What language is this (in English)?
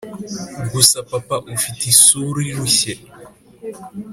Kinyarwanda